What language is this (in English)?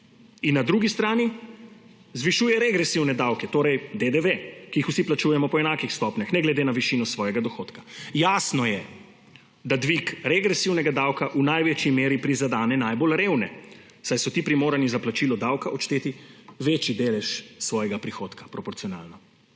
Slovenian